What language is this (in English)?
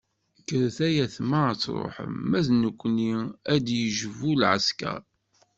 Kabyle